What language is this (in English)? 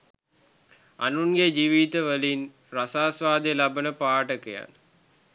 Sinhala